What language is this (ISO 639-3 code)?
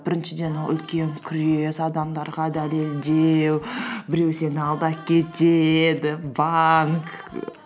kaz